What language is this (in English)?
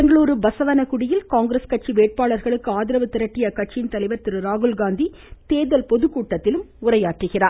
Tamil